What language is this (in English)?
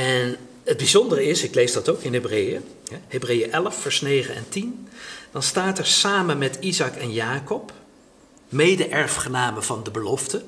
Dutch